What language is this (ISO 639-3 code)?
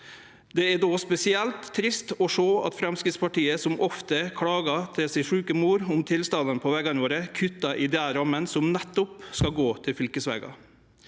nor